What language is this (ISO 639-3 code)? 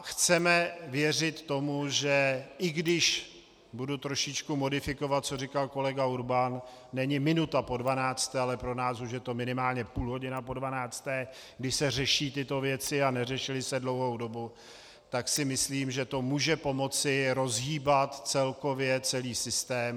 ces